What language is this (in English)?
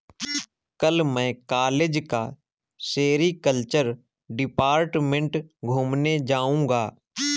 Hindi